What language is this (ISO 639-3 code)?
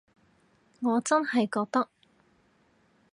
yue